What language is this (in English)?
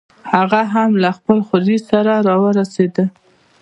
Pashto